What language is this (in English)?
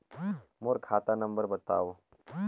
Chhattisgarhi